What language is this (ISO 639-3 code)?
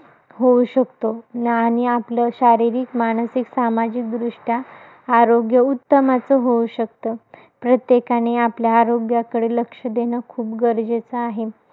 mar